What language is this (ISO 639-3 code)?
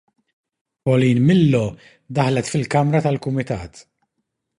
mlt